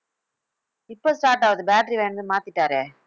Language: Tamil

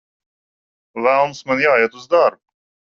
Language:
Latvian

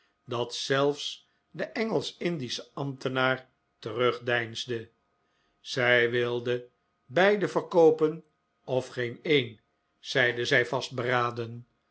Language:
Dutch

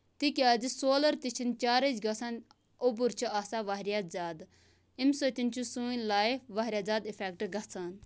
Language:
Kashmiri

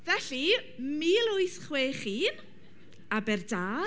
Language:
Welsh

